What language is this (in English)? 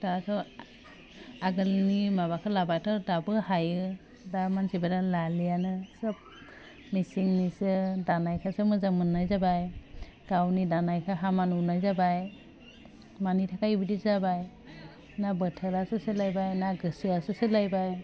Bodo